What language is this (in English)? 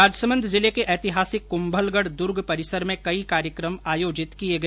Hindi